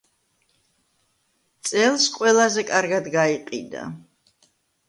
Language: Georgian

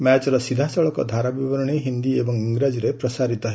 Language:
Odia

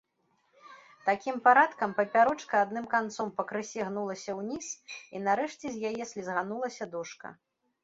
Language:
Belarusian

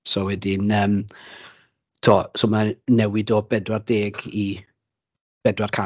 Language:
Welsh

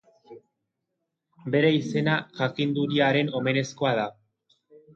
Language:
Basque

